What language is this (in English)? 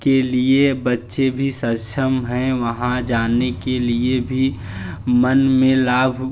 Hindi